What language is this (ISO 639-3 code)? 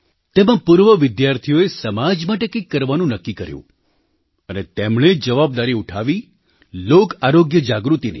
guj